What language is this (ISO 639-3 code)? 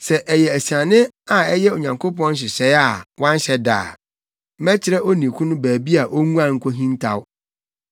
aka